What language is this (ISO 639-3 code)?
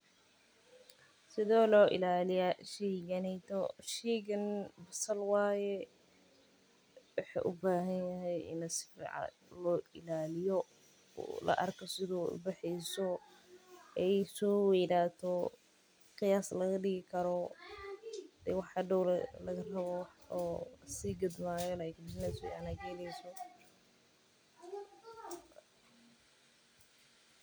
som